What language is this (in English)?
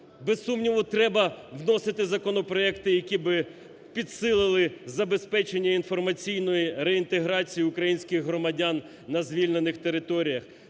Ukrainian